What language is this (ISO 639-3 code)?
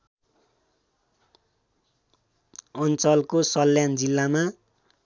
nep